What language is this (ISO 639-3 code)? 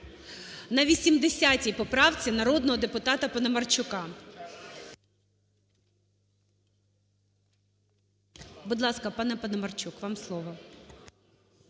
ukr